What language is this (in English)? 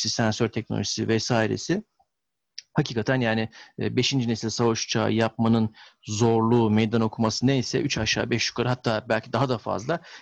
Turkish